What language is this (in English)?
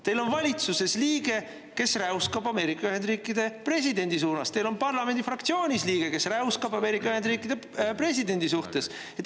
Estonian